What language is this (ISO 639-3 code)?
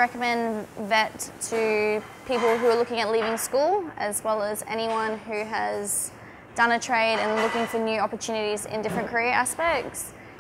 eng